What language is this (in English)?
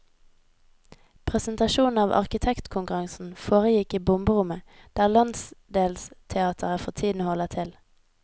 Norwegian